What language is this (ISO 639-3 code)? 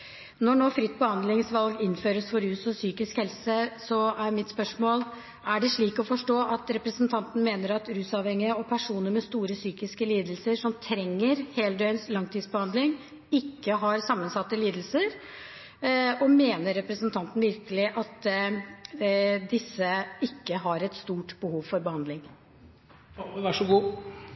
nor